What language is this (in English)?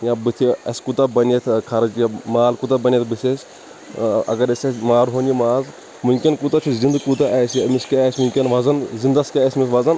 Kashmiri